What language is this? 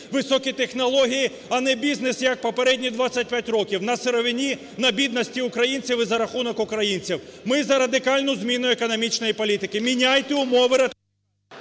Ukrainian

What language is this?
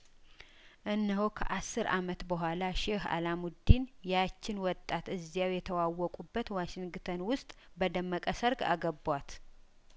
Amharic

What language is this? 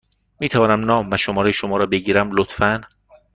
Persian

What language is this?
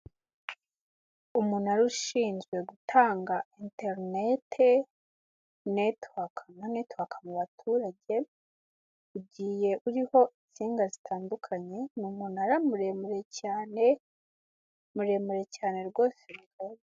Kinyarwanda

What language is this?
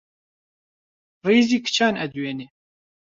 Central Kurdish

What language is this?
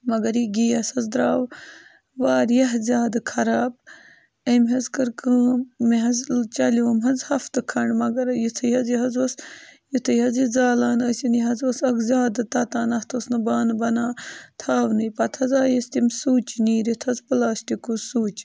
Kashmiri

